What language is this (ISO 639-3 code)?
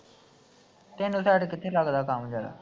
pan